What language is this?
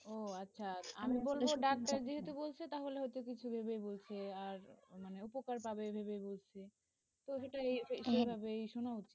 Bangla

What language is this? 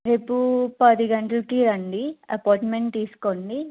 Telugu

